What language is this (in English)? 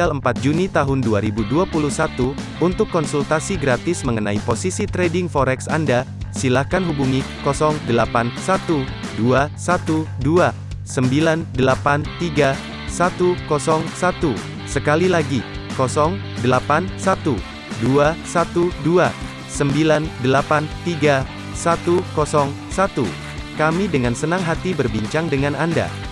Indonesian